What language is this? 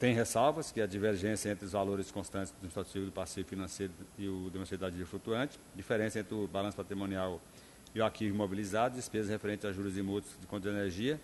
Portuguese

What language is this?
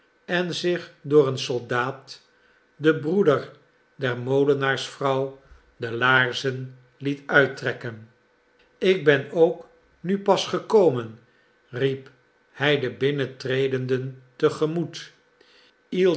Dutch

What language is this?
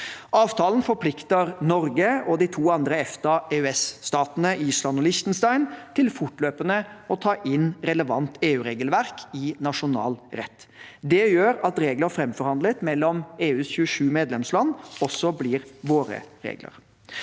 Norwegian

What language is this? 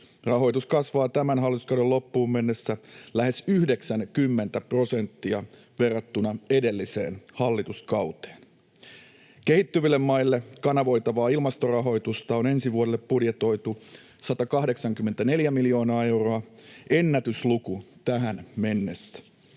Finnish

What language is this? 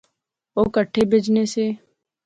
Pahari-Potwari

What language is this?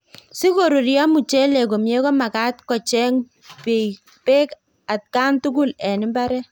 Kalenjin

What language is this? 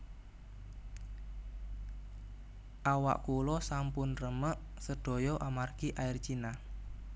Javanese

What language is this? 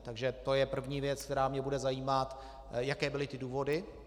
Czech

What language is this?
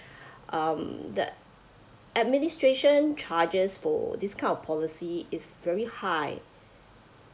English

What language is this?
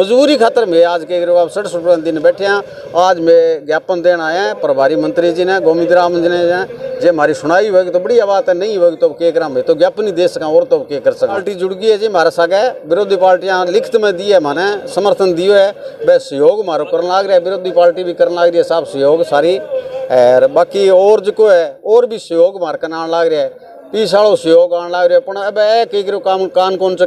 Hindi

